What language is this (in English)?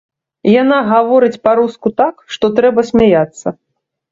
Belarusian